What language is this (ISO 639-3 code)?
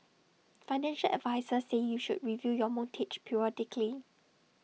eng